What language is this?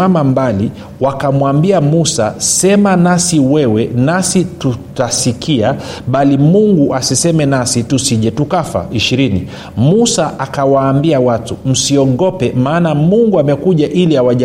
Swahili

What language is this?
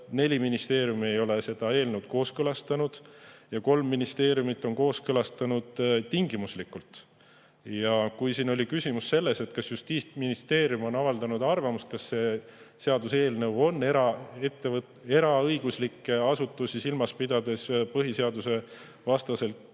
Estonian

